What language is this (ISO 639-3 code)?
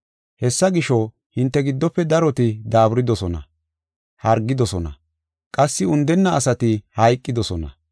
gof